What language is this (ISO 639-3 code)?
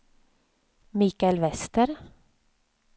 swe